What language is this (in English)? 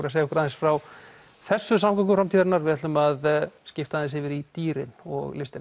Icelandic